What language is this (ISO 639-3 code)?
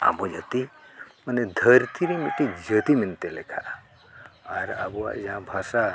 sat